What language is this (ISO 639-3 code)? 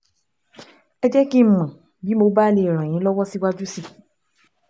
yor